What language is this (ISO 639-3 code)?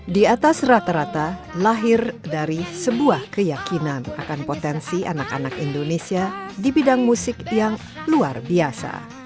ind